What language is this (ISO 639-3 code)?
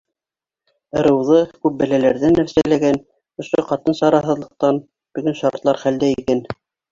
bak